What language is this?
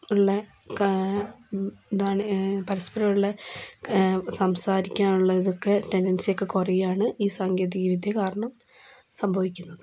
Malayalam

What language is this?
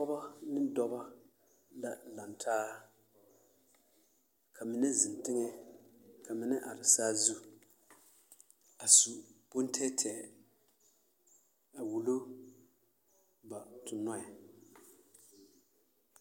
Southern Dagaare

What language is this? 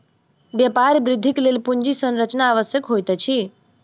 Maithili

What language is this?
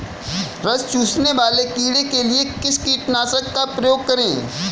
Hindi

